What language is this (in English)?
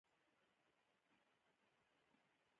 Pashto